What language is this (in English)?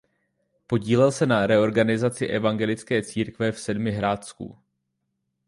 Czech